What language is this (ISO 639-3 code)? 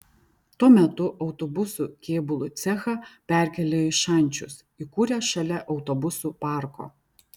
lit